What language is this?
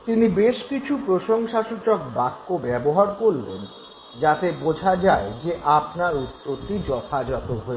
Bangla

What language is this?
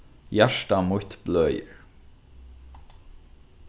Faroese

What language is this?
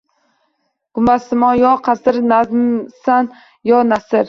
Uzbek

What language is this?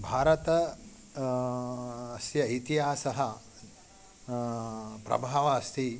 Sanskrit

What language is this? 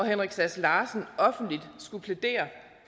Danish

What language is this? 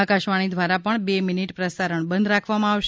Gujarati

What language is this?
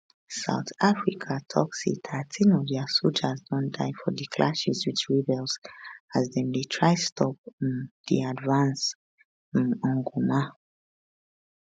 Nigerian Pidgin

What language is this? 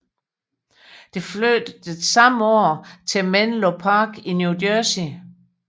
Danish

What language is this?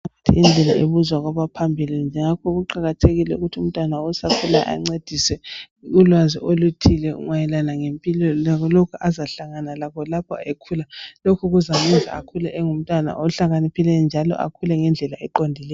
North Ndebele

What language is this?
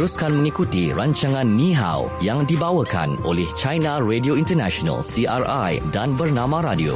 Malay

